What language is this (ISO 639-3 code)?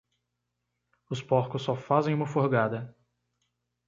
por